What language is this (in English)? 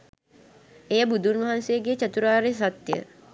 Sinhala